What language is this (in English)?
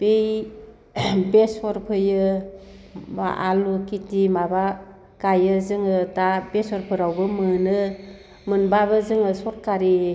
Bodo